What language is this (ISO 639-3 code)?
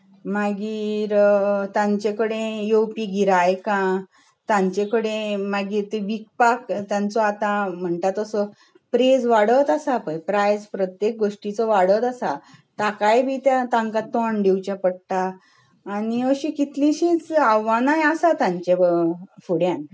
kok